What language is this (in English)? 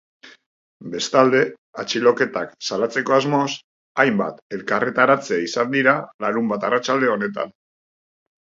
Basque